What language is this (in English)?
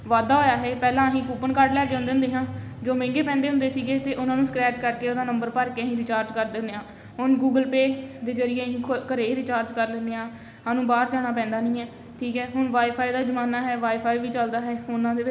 Punjabi